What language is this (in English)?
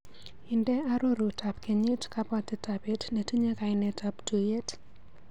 Kalenjin